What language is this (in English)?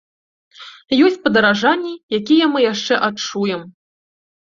Belarusian